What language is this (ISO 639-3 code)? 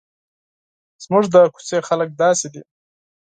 pus